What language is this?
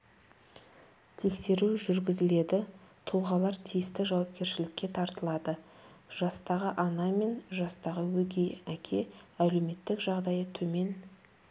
Kazakh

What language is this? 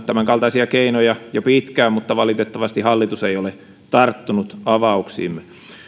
Finnish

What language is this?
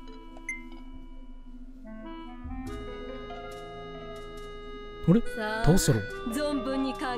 Japanese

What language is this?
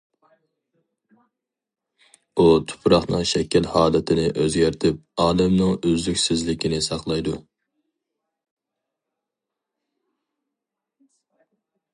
Uyghur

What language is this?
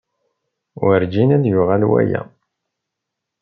Kabyle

